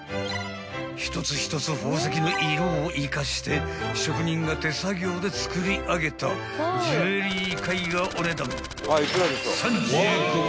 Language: Japanese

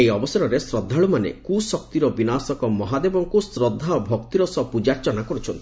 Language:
Odia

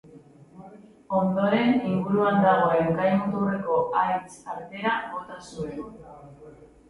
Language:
Basque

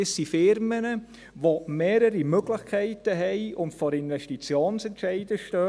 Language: Swiss German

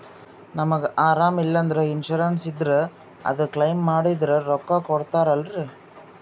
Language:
Kannada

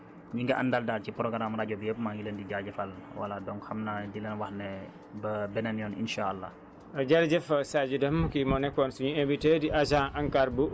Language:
Wolof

